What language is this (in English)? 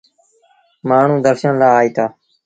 Sindhi Bhil